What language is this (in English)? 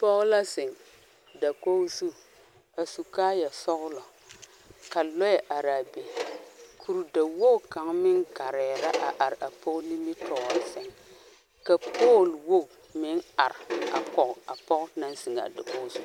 Southern Dagaare